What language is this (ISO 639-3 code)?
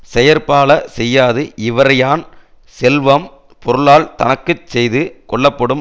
tam